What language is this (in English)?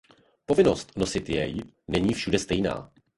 Czech